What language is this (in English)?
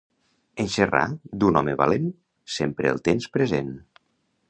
Catalan